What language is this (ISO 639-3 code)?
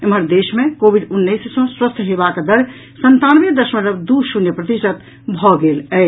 mai